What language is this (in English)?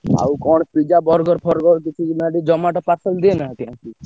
Odia